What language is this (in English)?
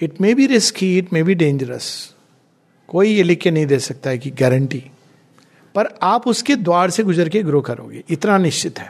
Hindi